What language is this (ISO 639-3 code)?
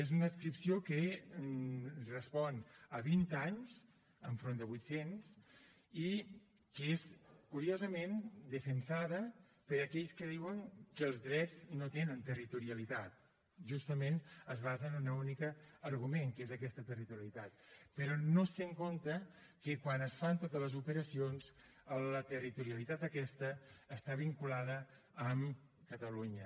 cat